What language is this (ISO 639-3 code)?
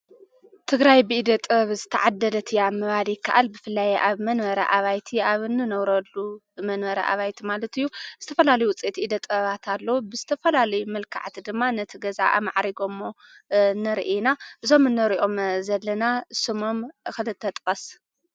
tir